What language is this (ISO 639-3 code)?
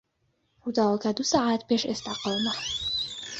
ckb